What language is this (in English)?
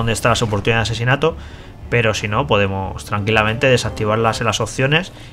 Spanish